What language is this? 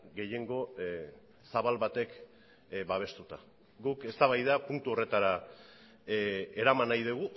Basque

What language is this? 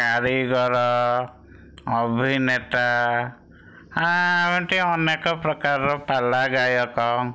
Odia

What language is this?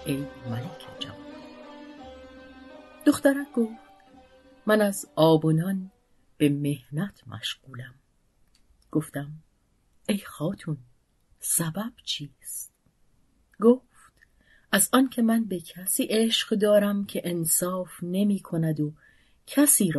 Persian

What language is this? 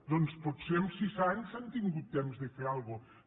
Catalan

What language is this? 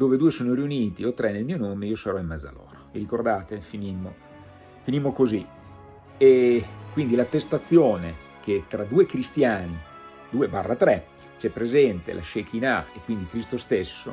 Italian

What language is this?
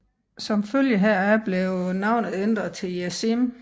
Danish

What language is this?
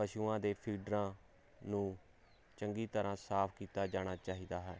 Punjabi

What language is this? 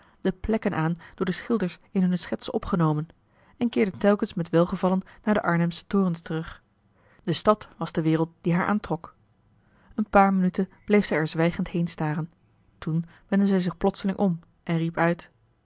Dutch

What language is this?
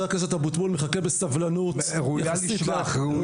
Hebrew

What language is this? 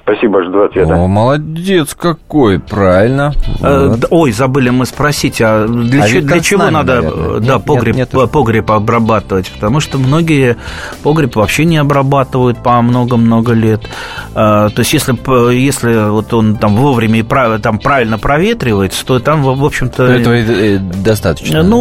Russian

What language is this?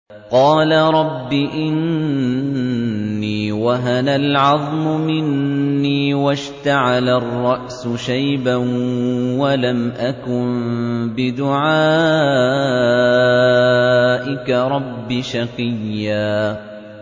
Arabic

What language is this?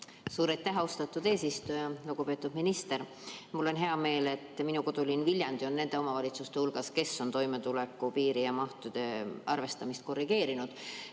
Estonian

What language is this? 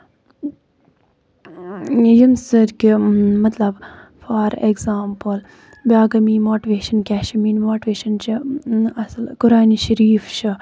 Kashmiri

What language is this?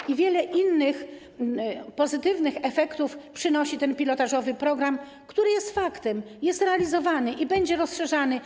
Polish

